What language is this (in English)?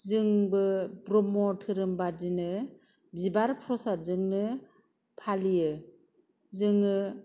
Bodo